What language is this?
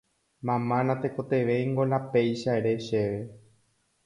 Guarani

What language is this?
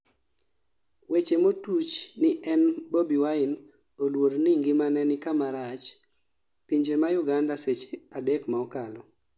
Luo (Kenya and Tanzania)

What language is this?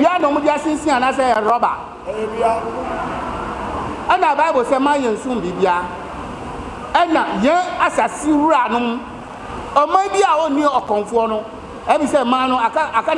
English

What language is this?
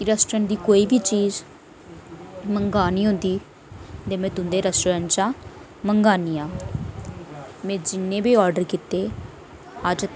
Dogri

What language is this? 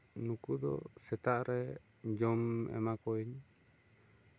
Santali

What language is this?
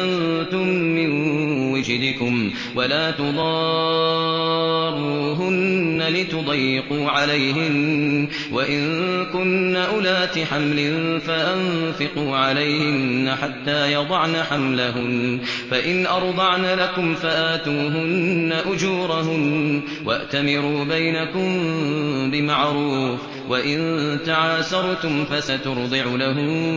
Arabic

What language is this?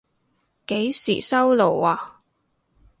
Cantonese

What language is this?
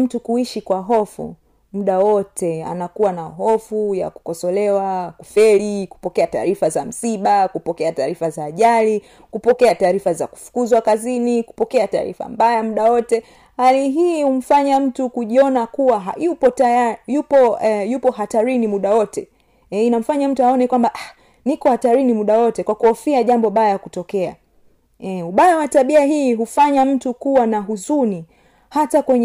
Swahili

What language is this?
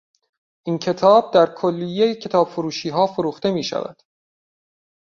Persian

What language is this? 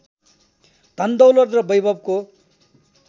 Nepali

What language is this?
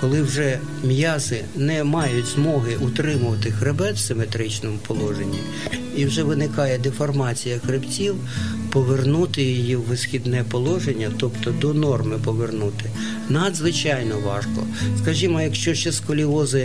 Ukrainian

